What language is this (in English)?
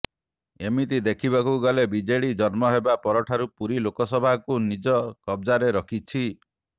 Odia